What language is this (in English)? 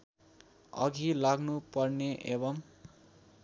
Nepali